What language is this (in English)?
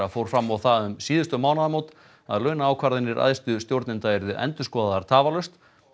Icelandic